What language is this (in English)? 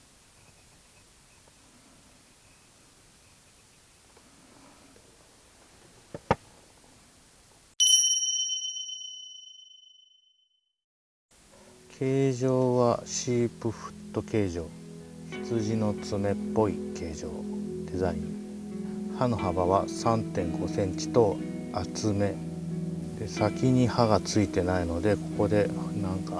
Japanese